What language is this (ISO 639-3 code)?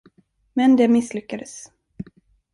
swe